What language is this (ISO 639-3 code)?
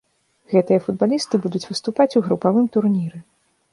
bel